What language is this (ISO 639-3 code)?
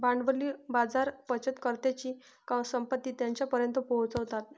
mar